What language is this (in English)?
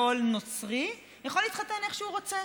Hebrew